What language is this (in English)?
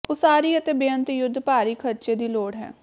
Punjabi